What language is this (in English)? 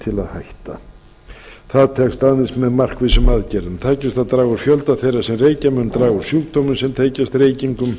Icelandic